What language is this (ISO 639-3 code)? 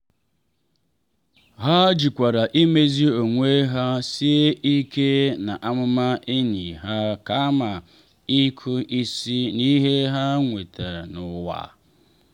ibo